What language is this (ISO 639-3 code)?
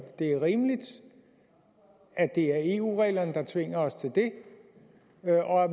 dan